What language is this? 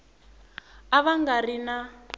Tsonga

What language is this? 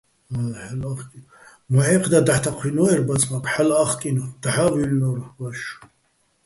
Bats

